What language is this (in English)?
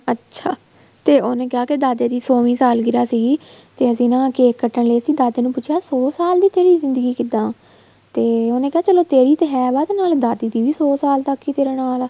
Punjabi